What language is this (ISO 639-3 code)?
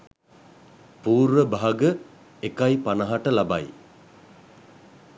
sin